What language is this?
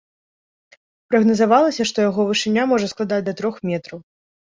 Belarusian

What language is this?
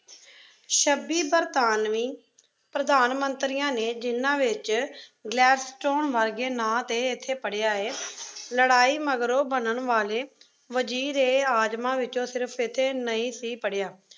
Punjabi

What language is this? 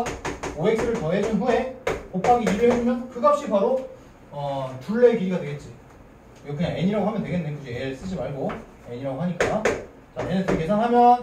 Korean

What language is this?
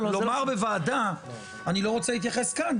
Hebrew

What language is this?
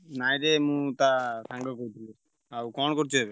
Odia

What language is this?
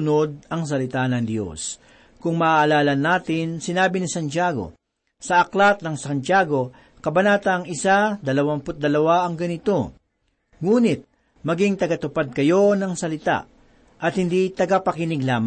Filipino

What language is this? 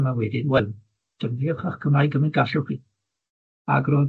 Welsh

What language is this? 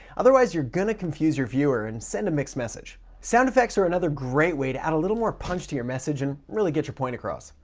English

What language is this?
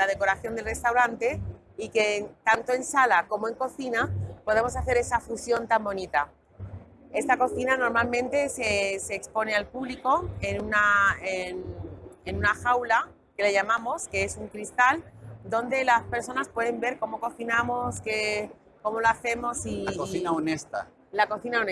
Spanish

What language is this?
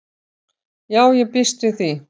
Icelandic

